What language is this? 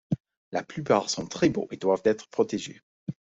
French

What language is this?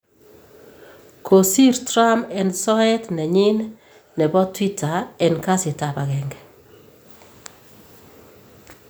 Kalenjin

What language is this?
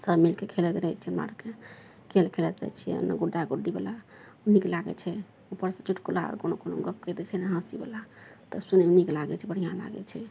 Maithili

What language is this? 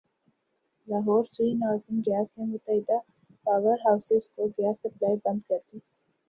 Urdu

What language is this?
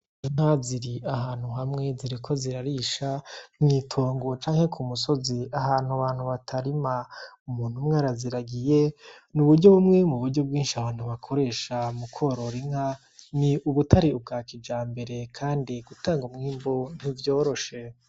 Rundi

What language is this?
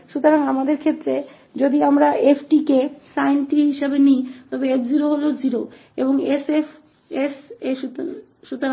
Hindi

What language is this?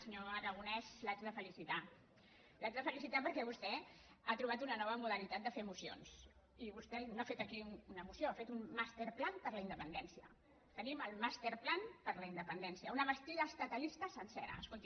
Catalan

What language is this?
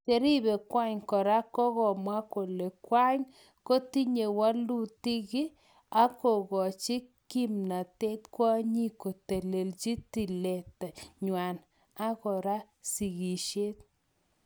Kalenjin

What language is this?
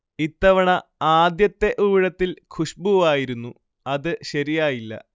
Malayalam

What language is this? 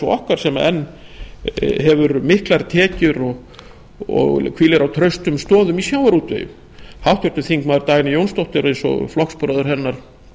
Icelandic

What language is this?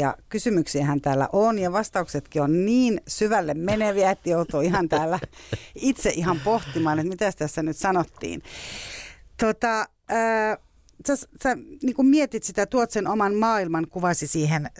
Finnish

